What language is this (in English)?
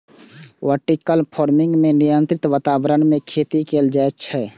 Maithili